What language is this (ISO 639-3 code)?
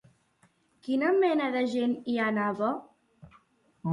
cat